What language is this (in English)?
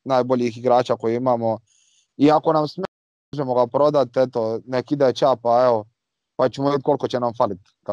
Croatian